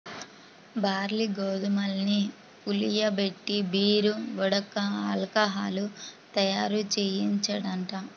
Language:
Telugu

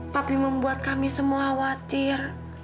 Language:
Indonesian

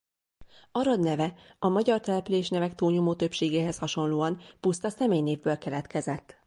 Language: Hungarian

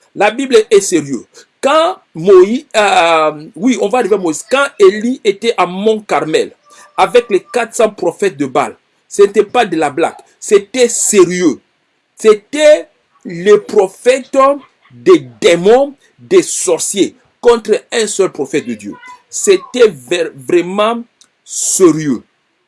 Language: French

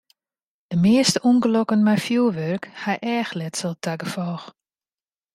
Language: Western Frisian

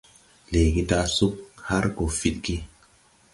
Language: Tupuri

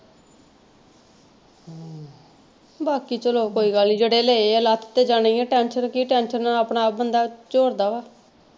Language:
Punjabi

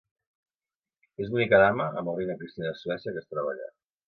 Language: Catalan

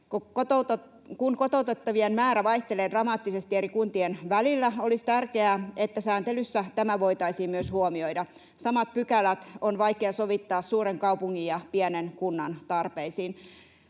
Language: Finnish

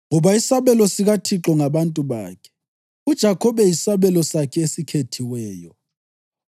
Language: North Ndebele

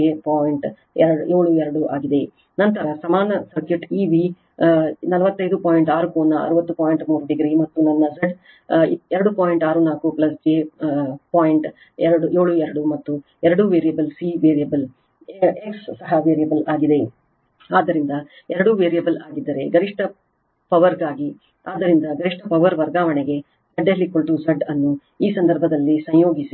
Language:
Kannada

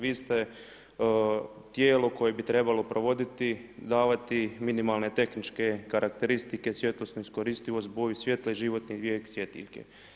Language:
Croatian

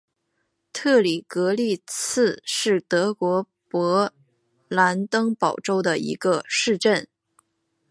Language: Chinese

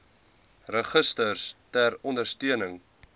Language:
Afrikaans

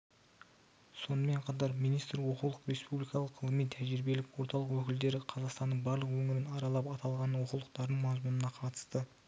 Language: Kazakh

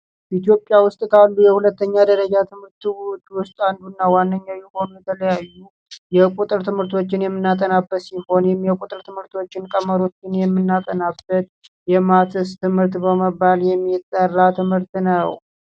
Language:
Amharic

